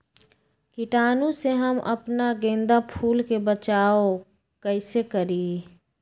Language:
Magahi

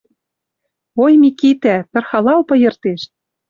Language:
Western Mari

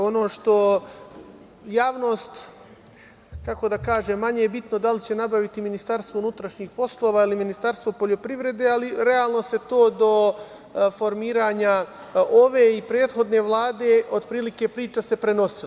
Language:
Serbian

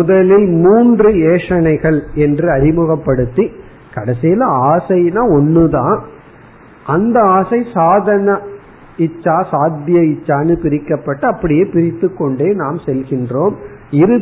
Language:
Tamil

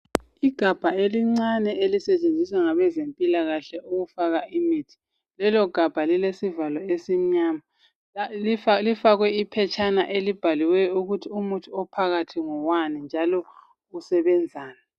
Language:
North Ndebele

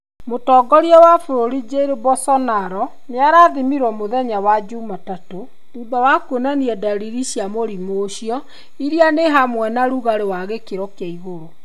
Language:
Kikuyu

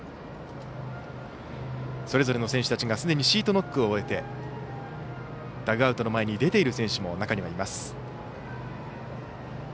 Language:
Japanese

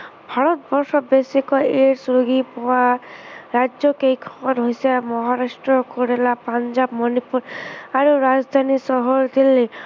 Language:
Assamese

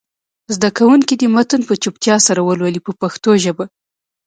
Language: Pashto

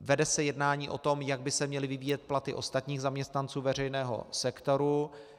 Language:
Czech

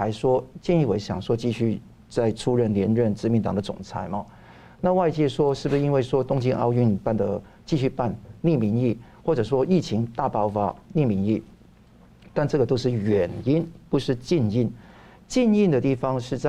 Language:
Chinese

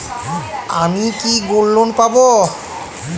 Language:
Bangla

